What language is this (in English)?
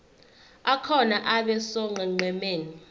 Zulu